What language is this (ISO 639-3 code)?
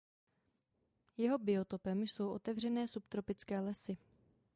ces